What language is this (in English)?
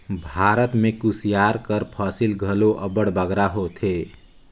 Chhattisgarhi